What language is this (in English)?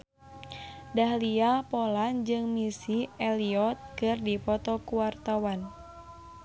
Sundanese